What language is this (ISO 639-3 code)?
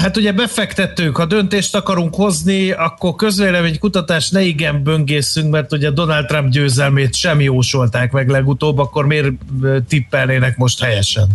hun